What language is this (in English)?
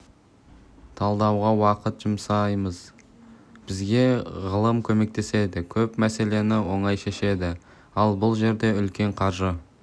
Kazakh